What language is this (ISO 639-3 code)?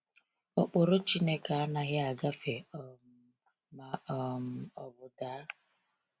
ibo